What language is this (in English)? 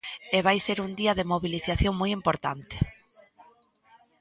Galician